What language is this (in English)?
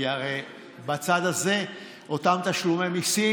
Hebrew